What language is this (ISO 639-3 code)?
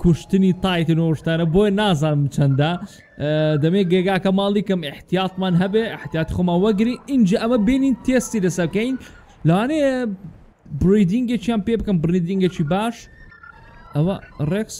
ara